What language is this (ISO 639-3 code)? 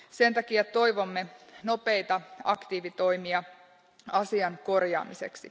fin